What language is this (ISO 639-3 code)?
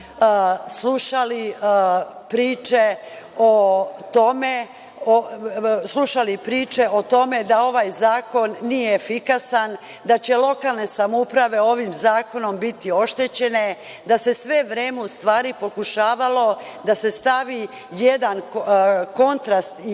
srp